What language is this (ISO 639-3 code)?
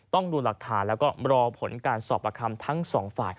tha